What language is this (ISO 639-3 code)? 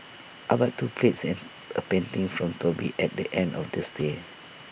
eng